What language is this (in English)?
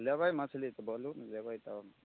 Maithili